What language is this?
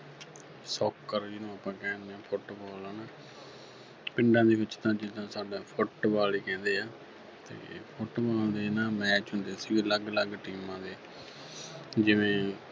Punjabi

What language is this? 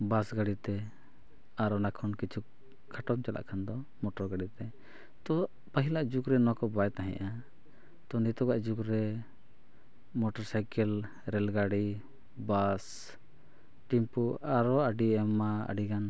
Santali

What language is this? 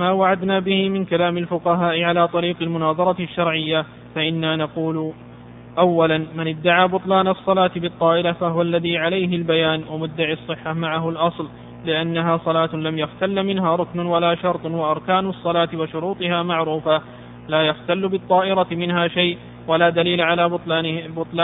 Arabic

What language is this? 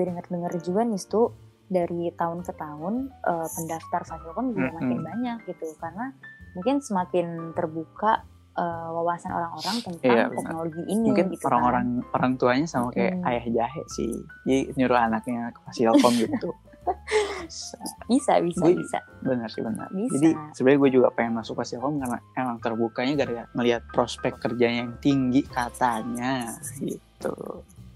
Indonesian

